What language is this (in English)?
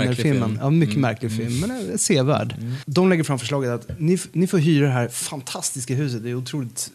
Swedish